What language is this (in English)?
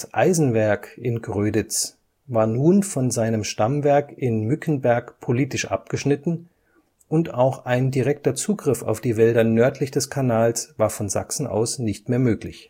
German